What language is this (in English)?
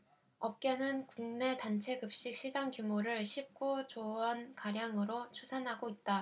Korean